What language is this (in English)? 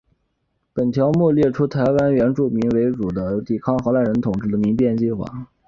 Chinese